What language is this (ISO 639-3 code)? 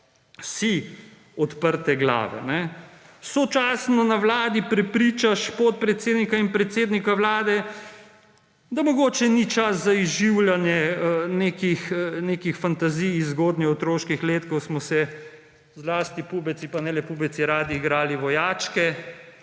slv